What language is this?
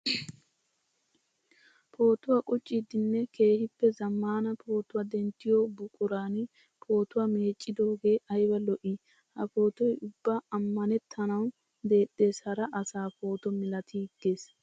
Wolaytta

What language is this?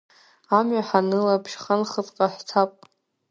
Abkhazian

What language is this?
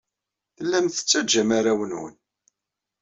Kabyle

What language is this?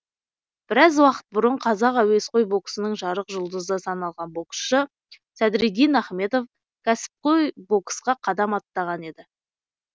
Kazakh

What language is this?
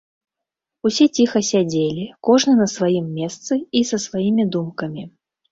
Belarusian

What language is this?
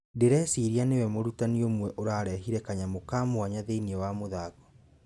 Kikuyu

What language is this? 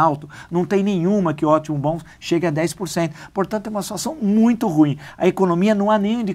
Portuguese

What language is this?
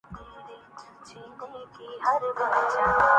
Urdu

